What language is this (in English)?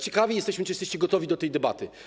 Polish